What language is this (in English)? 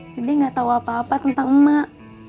Indonesian